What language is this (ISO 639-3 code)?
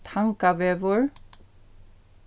fao